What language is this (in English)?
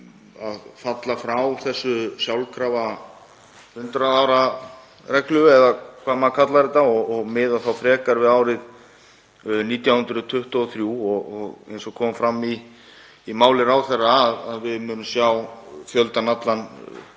Icelandic